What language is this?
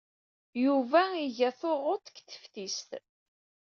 Kabyle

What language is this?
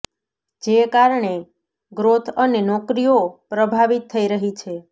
Gujarati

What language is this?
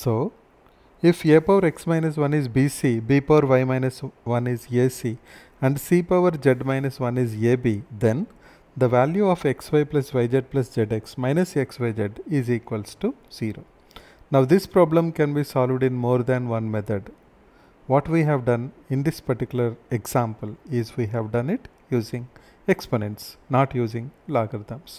English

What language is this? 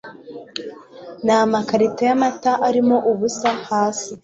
Kinyarwanda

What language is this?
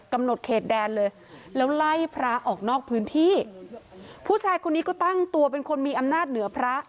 Thai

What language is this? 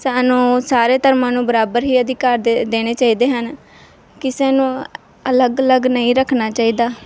Punjabi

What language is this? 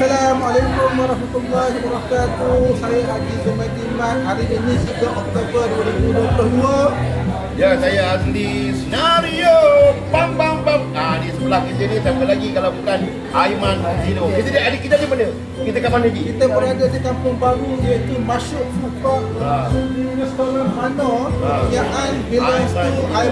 Malay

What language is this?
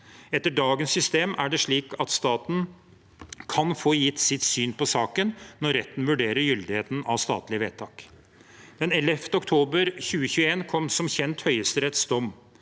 Norwegian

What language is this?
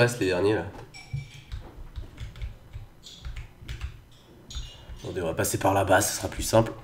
French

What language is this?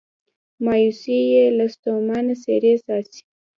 Pashto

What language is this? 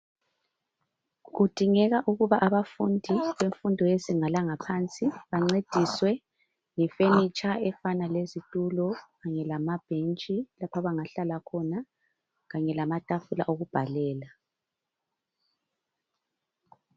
North Ndebele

